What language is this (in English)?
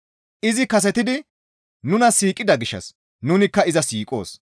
Gamo